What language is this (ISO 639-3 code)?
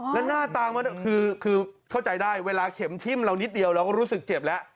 tha